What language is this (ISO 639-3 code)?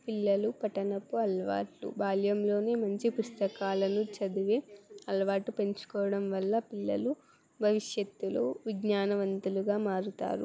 tel